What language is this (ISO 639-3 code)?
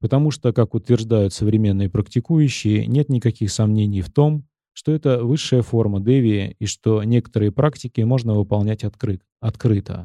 rus